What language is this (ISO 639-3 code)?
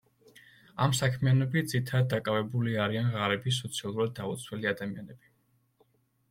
kat